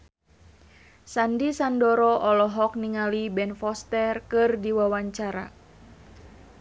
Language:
Sundanese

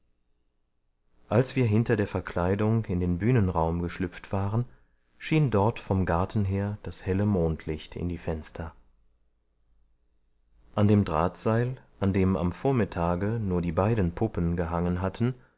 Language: German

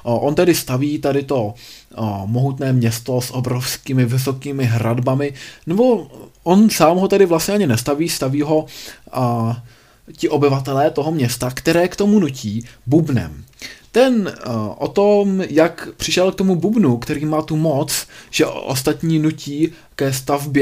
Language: Czech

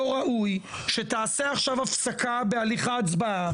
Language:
Hebrew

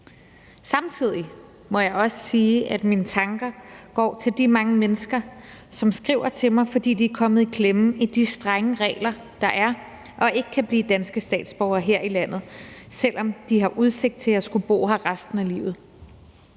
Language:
Danish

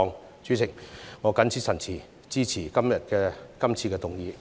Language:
Cantonese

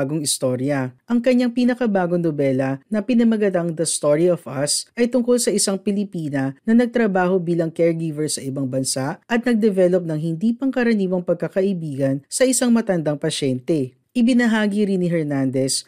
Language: Filipino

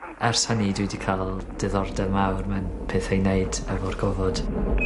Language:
Welsh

